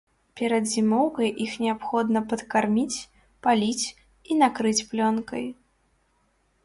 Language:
Belarusian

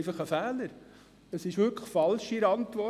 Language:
Swiss German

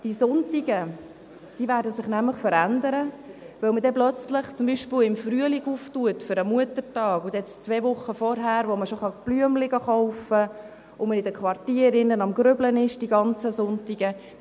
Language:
Swiss German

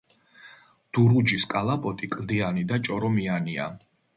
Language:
Georgian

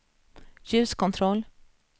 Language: Swedish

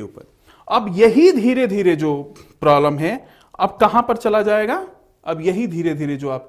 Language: Hindi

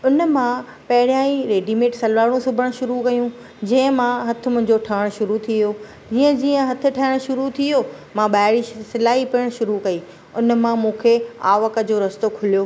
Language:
Sindhi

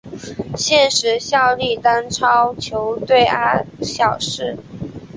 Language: Chinese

